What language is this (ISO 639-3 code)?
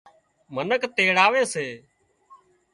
kxp